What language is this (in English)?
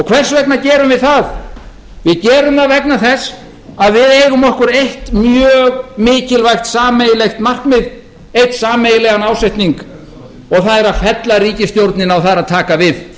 Icelandic